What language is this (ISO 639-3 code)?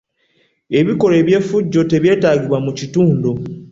lug